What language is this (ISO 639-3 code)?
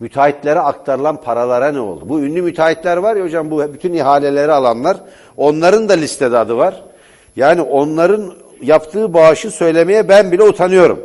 tur